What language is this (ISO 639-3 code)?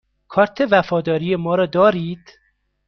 fas